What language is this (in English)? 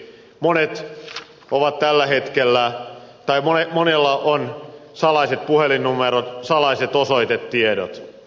Finnish